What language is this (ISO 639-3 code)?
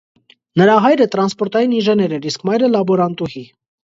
hye